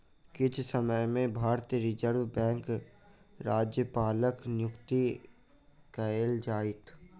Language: Maithili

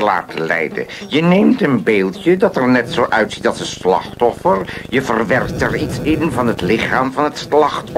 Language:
Dutch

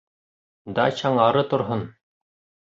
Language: Bashkir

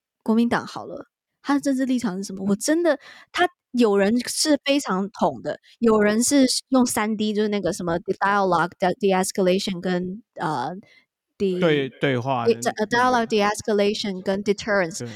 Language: Chinese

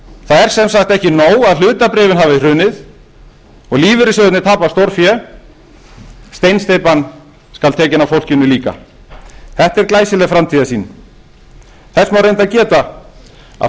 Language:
Icelandic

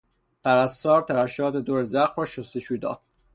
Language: Persian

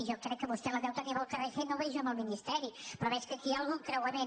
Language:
Catalan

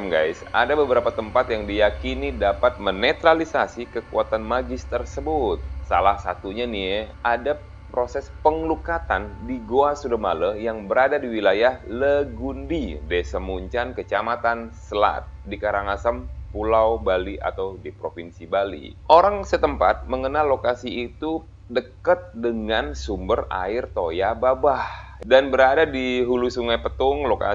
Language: Indonesian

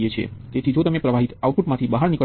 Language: Gujarati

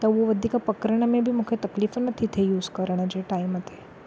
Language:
Sindhi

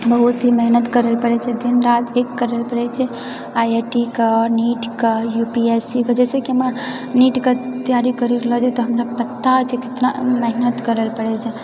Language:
Maithili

